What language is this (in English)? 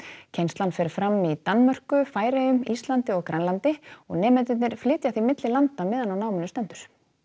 Icelandic